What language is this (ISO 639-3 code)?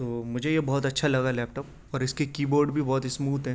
urd